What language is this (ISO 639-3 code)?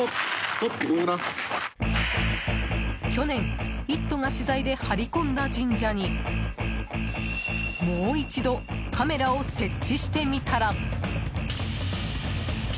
jpn